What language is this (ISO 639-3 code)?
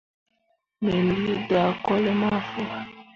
mua